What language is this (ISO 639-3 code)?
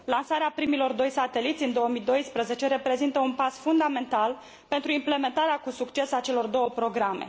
ron